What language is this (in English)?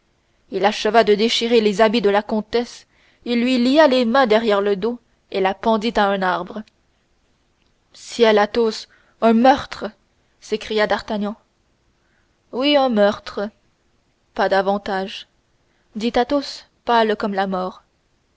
French